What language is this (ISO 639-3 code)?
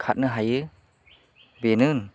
brx